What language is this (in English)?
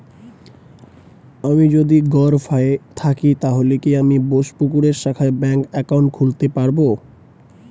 Bangla